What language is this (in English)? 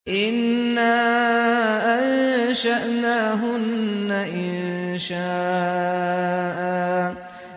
Arabic